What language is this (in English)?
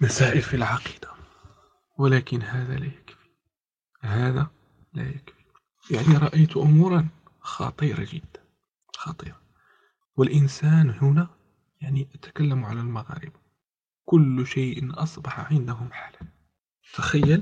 Arabic